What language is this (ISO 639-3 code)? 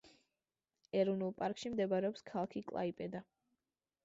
kat